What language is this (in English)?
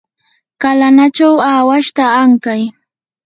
Yanahuanca Pasco Quechua